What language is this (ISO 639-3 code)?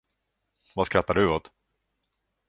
swe